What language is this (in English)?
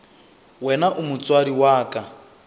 Northern Sotho